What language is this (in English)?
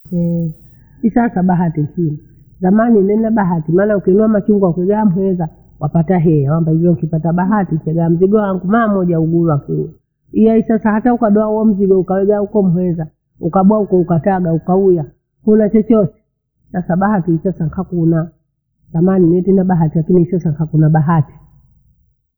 Bondei